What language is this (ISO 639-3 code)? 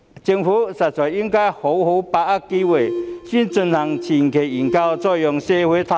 yue